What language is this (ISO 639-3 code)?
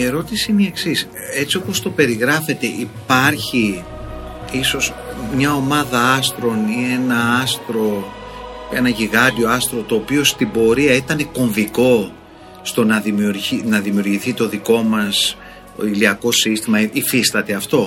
ell